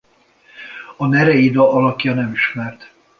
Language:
Hungarian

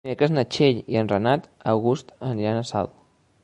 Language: Catalan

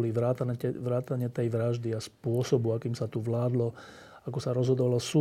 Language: Slovak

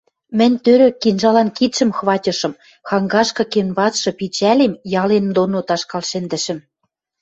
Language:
Western Mari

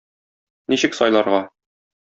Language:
Tatar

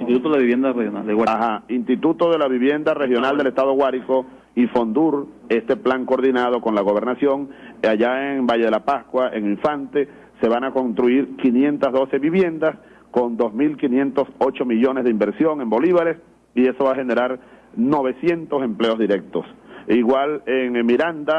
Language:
Spanish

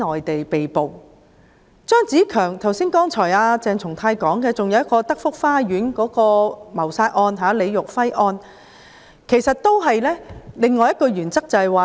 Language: Cantonese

